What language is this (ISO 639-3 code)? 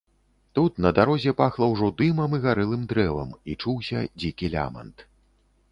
bel